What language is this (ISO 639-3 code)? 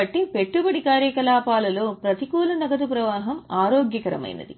tel